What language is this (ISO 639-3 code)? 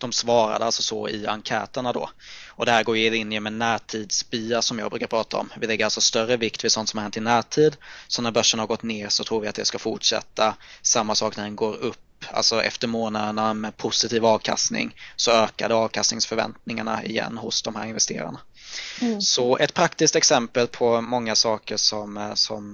swe